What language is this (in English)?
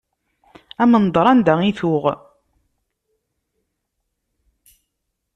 Kabyle